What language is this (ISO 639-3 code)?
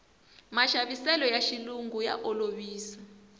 tso